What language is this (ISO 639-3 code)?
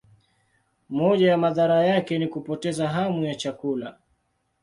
swa